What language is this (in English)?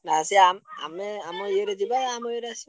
Odia